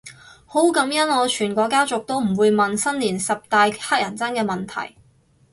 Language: Cantonese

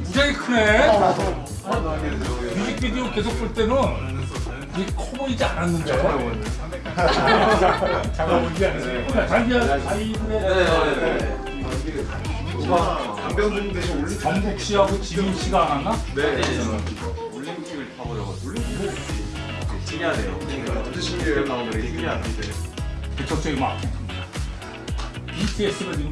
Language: Korean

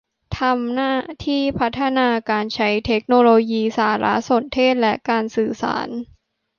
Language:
Thai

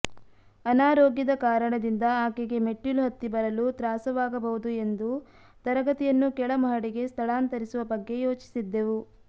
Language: Kannada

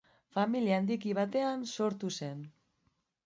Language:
Basque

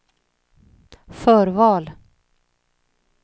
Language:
Swedish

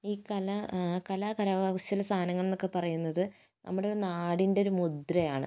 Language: Malayalam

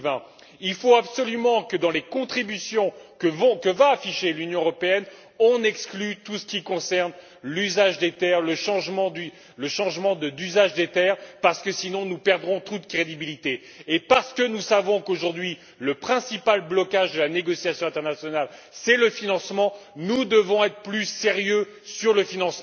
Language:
French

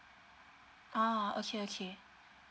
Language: English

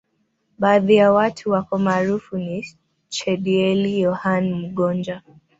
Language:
Swahili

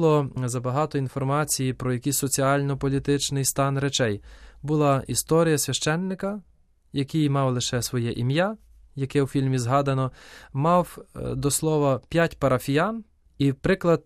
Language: Ukrainian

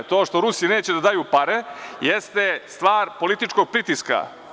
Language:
Serbian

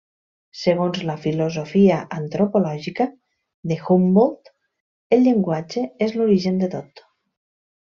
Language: Catalan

